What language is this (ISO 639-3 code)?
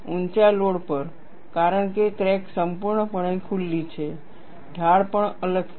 guj